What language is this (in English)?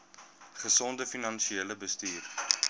Afrikaans